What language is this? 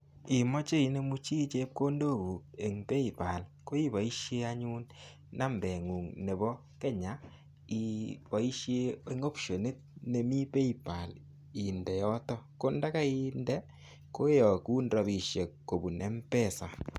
Kalenjin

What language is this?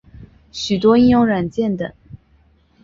Chinese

